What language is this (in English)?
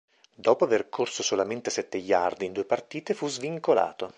Italian